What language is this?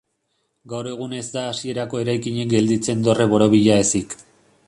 Basque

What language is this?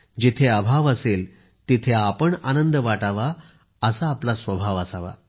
Marathi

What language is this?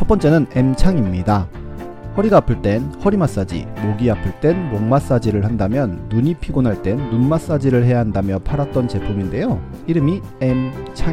Korean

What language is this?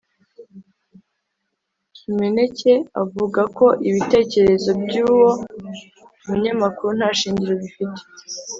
Kinyarwanda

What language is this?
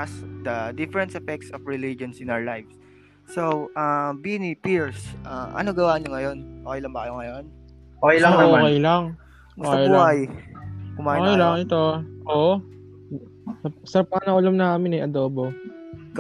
Filipino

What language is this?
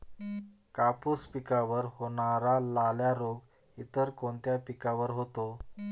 Marathi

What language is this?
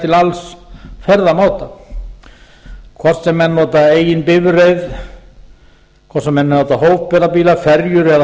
Icelandic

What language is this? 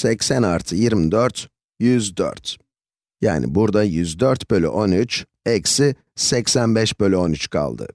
Turkish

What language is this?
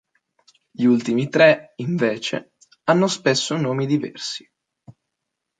Italian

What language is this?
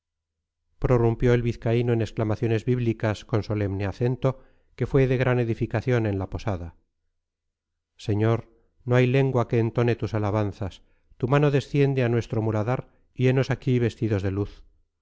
Spanish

